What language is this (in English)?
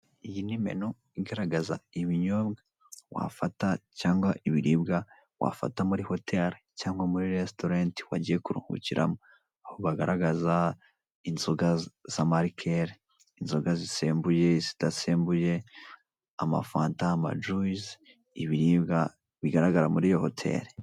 Kinyarwanda